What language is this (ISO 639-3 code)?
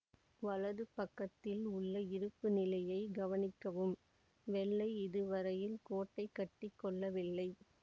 tam